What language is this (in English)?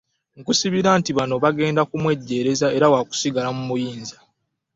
Ganda